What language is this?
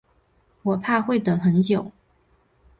Chinese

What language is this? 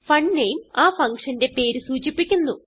Malayalam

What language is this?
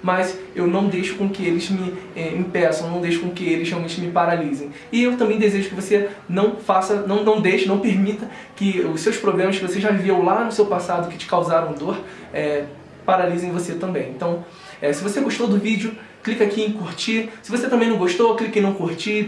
Portuguese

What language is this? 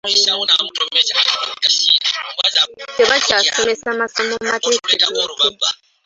Ganda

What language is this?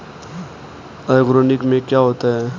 Hindi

